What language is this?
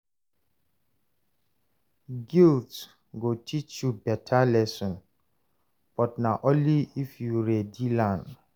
Nigerian Pidgin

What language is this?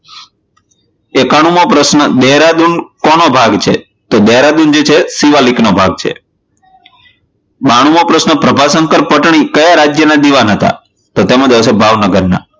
Gujarati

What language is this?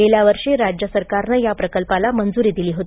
Marathi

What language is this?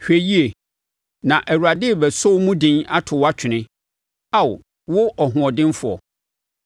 Akan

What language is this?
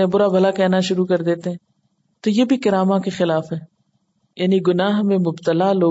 Urdu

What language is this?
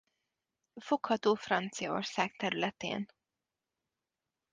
Hungarian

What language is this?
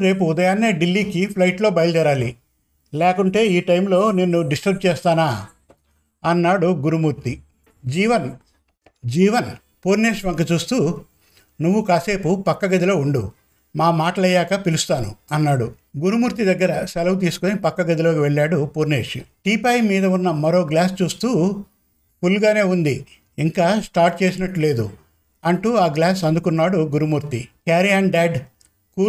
Telugu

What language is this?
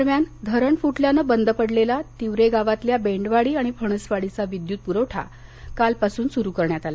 Marathi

